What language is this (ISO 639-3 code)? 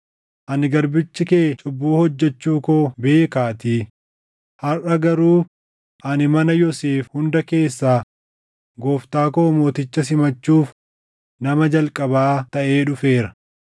orm